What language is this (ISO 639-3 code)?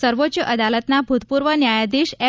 guj